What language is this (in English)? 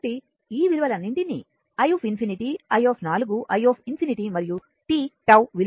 Telugu